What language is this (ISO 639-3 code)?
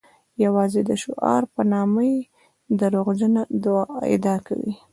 pus